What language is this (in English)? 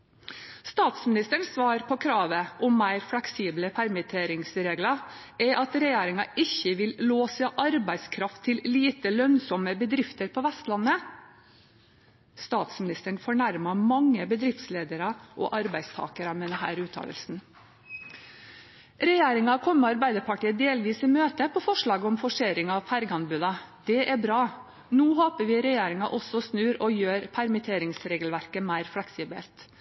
Norwegian Bokmål